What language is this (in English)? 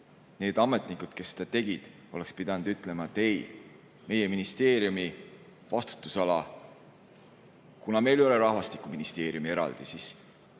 Estonian